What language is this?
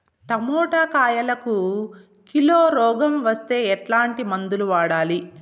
Telugu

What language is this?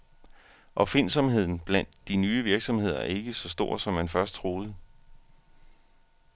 Danish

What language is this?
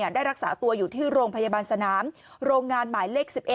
Thai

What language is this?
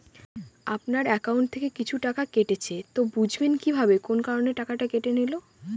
Bangla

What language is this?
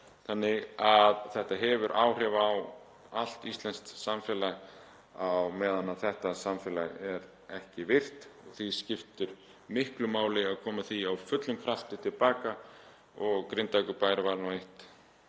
Icelandic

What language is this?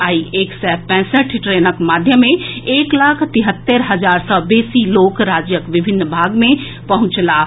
Maithili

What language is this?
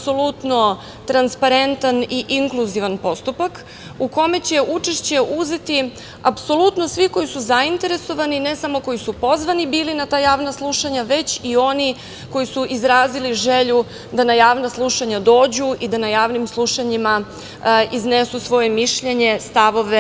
Serbian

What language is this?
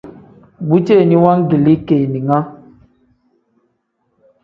Tem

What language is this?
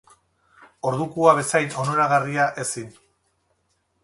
Basque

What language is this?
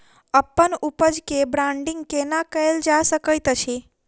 Maithili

